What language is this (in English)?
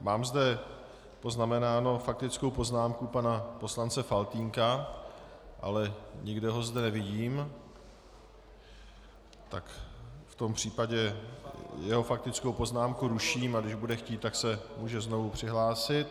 Czech